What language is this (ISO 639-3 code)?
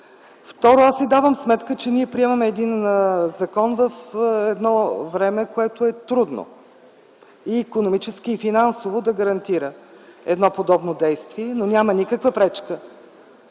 bul